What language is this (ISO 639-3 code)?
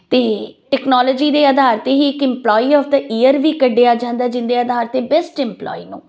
pan